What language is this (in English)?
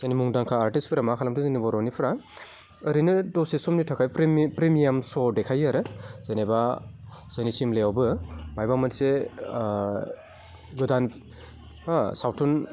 Bodo